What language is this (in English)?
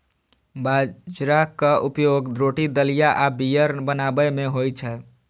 Maithili